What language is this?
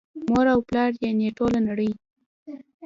Pashto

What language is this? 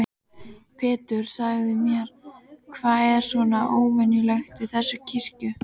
Icelandic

